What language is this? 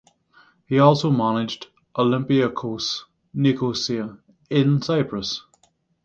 English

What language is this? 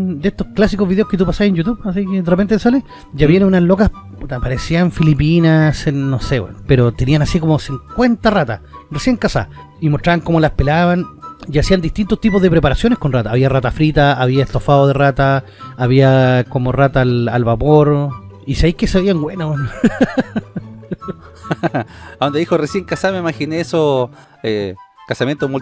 Spanish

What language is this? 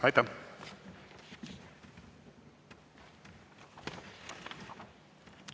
Estonian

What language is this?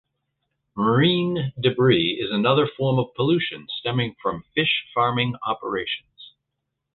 English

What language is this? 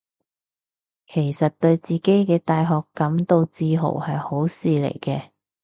Cantonese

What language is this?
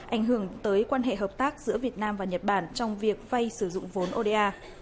Vietnamese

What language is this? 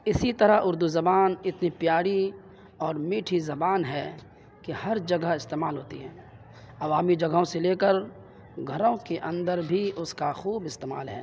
Urdu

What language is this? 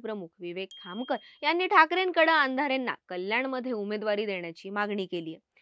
Marathi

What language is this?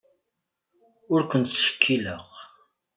Kabyle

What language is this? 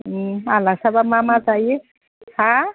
Bodo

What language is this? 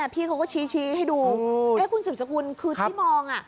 Thai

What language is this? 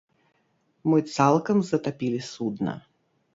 Belarusian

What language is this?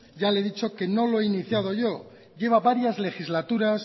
Spanish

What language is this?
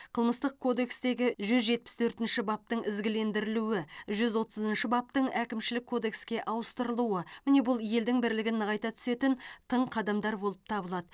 Kazakh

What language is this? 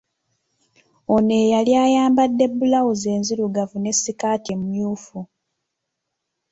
Ganda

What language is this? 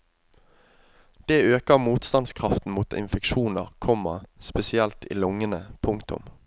Norwegian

